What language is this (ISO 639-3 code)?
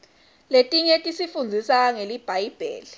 ssw